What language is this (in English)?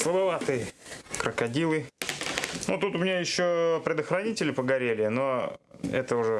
Russian